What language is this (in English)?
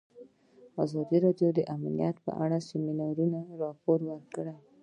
Pashto